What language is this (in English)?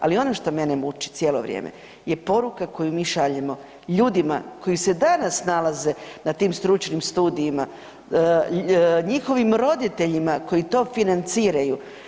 Croatian